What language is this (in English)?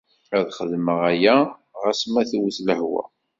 Kabyle